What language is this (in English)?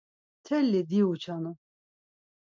Laz